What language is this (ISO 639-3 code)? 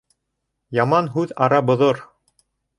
bak